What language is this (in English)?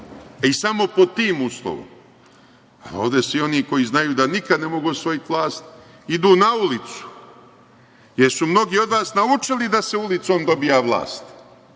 Serbian